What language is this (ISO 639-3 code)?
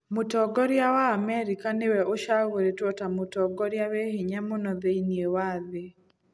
kik